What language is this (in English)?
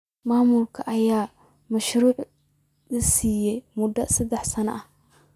Somali